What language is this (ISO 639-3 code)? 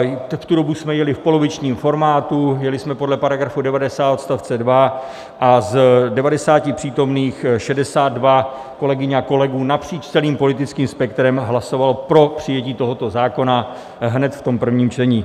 ces